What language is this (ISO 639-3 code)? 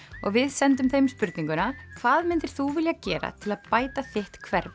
isl